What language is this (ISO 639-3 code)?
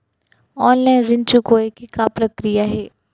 hne